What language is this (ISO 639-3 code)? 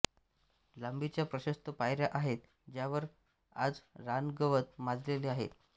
mar